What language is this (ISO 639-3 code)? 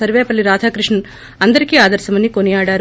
tel